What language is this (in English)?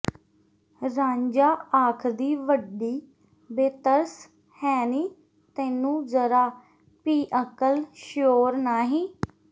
Punjabi